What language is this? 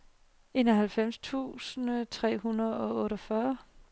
Danish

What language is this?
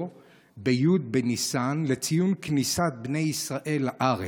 Hebrew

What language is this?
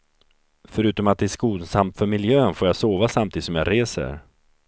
Swedish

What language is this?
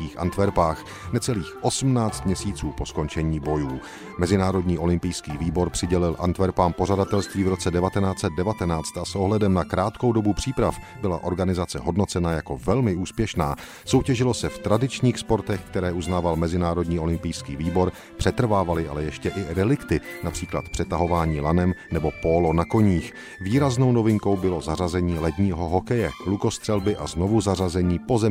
Czech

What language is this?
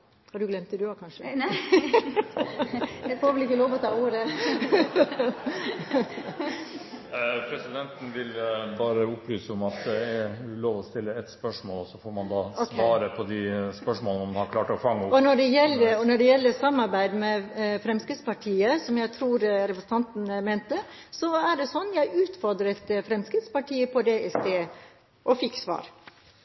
Norwegian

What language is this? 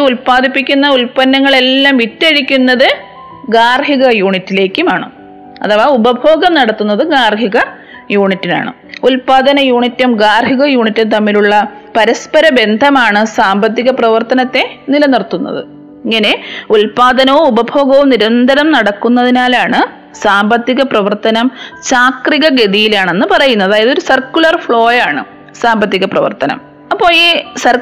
Malayalam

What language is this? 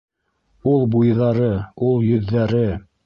Bashkir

